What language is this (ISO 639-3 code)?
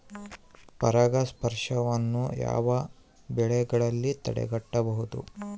kan